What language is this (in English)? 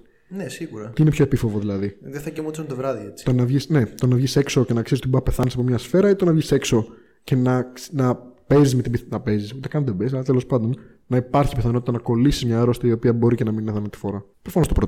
Greek